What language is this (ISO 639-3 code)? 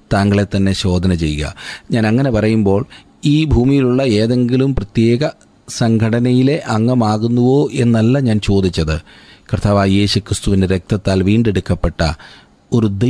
mal